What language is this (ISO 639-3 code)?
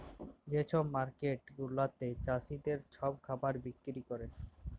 ben